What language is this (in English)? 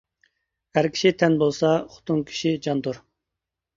Uyghur